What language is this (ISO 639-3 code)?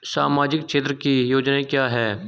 hin